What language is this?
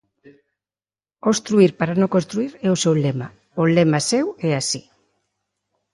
Galician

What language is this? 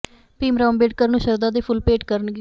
Punjabi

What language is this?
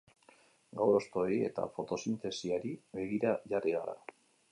Basque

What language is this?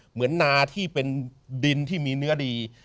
Thai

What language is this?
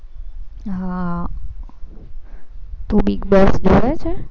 Gujarati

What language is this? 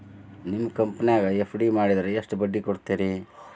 Kannada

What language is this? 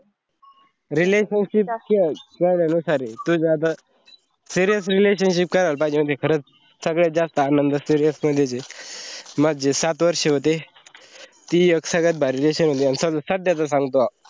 Marathi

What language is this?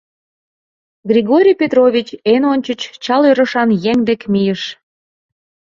Mari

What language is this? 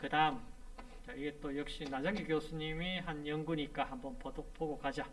Korean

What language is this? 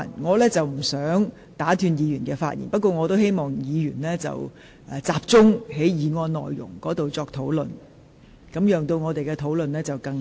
Cantonese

